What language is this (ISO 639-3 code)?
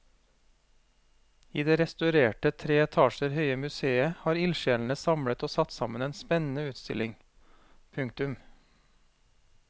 nor